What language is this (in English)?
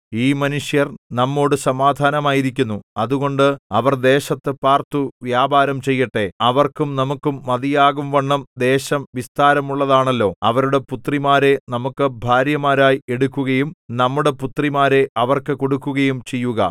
Malayalam